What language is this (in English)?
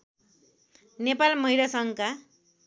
Nepali